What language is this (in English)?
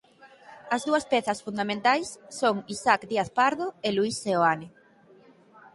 Galician